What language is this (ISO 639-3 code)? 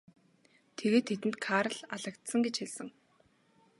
mon